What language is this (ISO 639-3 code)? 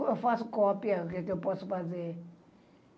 por